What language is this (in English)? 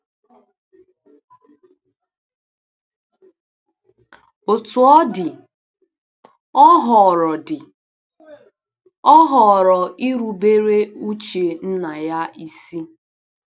Igbo